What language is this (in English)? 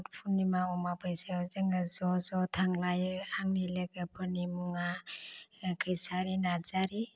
Bodo